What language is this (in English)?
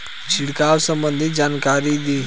Bhojpuri